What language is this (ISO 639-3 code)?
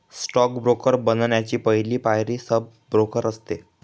mar